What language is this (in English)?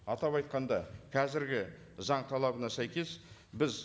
Kazakh